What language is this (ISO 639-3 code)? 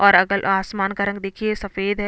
hin